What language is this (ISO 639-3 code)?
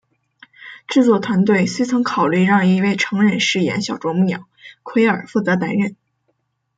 zho